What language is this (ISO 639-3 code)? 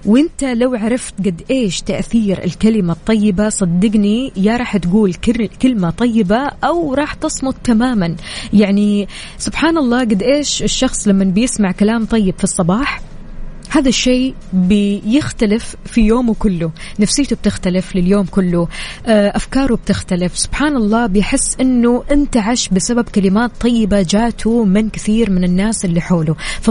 ara